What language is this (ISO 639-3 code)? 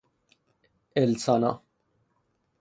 fas